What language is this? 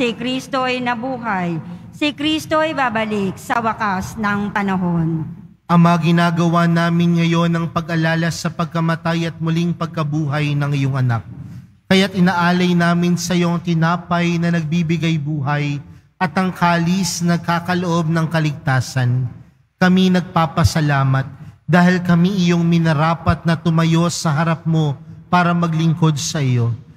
Filipino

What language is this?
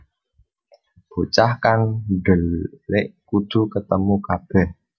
Javanese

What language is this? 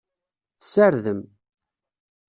Kabyle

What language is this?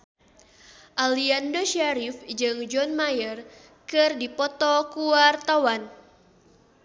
Sundanese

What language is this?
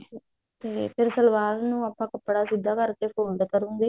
Punjabi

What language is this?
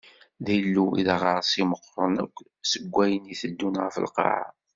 Kabyle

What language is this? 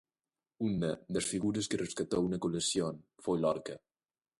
Galician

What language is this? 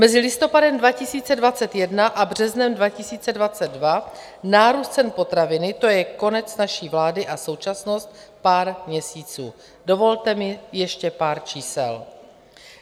Czech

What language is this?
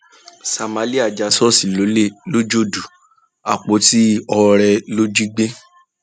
Yoruba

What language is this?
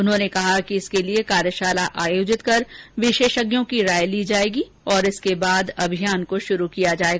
Hindi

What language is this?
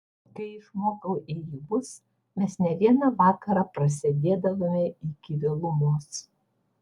Lithuanian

